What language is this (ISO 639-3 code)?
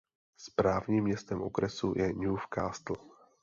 ces